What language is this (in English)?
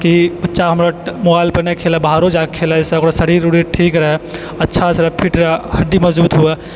Maithili